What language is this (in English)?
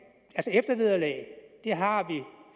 Danish